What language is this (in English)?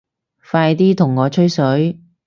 Cantonese